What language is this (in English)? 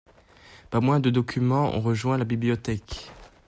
French